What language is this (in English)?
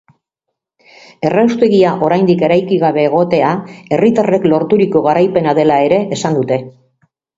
Basque